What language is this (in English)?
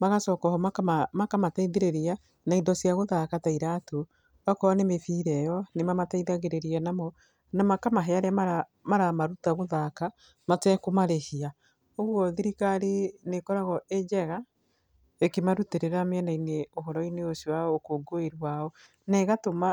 Kikuyu